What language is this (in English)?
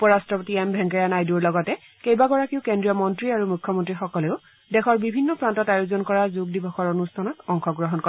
Assamese